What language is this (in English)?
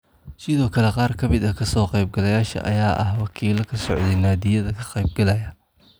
Somali